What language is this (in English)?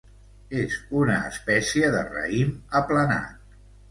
Catalan